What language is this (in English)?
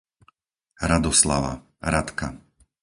Slovak